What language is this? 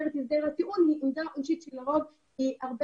Hebrew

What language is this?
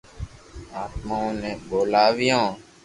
Loarki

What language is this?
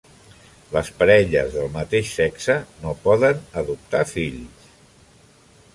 Catalan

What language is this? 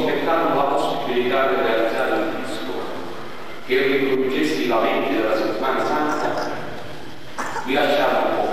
Italian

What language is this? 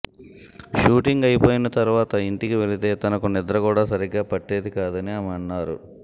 Telugu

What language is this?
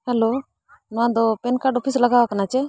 Santali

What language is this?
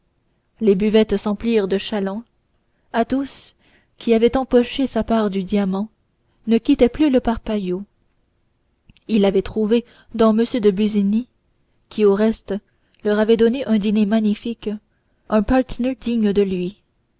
French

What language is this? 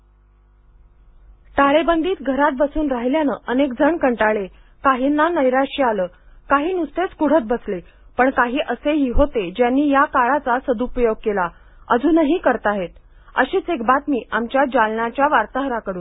Marathi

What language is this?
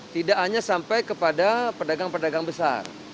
Indonesian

